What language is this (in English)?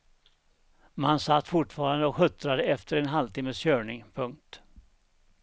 Swedish